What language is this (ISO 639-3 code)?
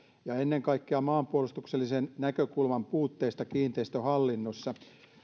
fin